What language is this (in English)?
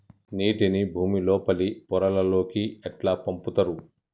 Telugu